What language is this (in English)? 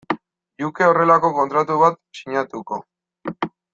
Basque